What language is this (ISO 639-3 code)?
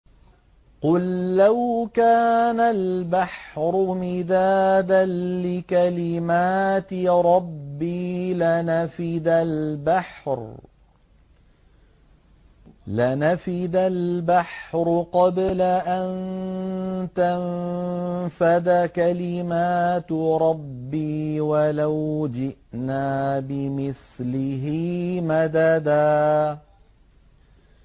ara